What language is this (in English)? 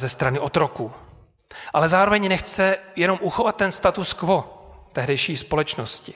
Czech